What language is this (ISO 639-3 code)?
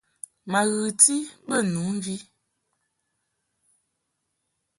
mhk